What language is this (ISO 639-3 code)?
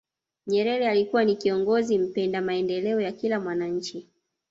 swa